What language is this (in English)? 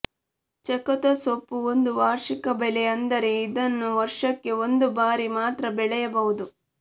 Kannada